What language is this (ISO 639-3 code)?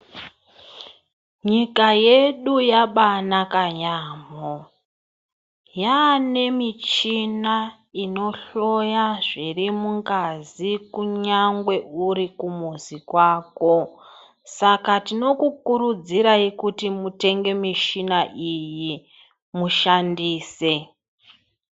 ndc